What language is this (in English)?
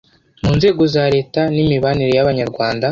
Kinyarwanda